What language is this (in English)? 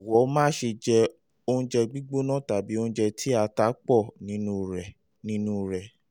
Yoruba